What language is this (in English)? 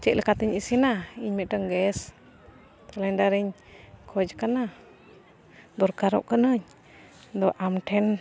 Santali